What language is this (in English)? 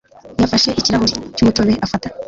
Kinyarwanda